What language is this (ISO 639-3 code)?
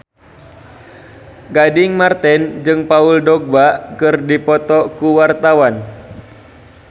sun